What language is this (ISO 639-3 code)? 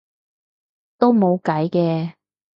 yue